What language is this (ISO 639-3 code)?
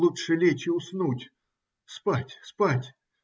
rus